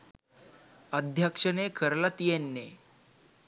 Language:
Sinhala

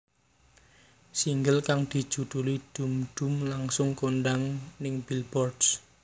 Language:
Javanese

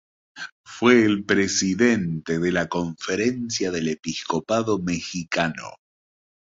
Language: Spanish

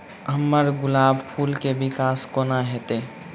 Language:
Maithili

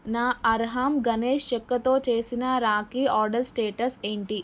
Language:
Telugu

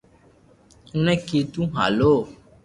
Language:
Loarki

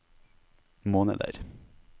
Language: Norwegian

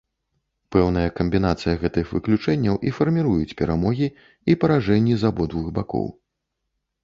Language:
Belarusian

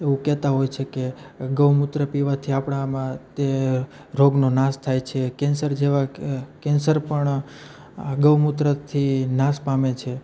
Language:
Gujarati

